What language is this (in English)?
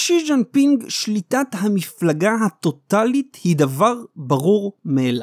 Hebrew